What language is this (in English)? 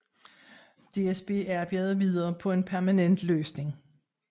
Danish